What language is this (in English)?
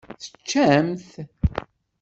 Kabyle